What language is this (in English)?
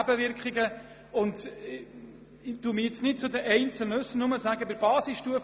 Swiss German